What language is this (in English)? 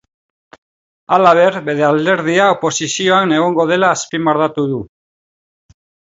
Basque